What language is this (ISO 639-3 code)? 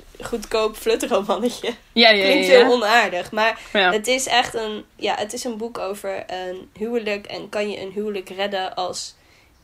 nld